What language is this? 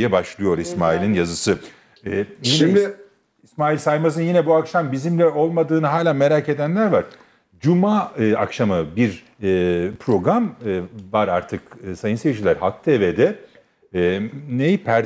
Turkish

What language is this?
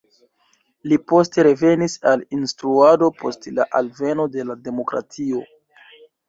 Esperanto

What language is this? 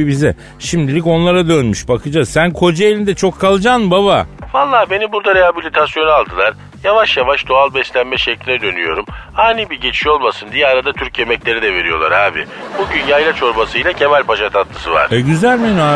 Turkish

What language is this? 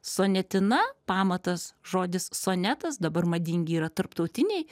Lithuanian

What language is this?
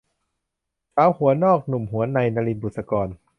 Thai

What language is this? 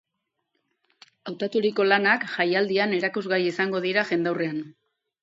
Basque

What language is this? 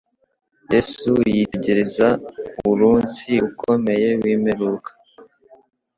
Kinyarwanda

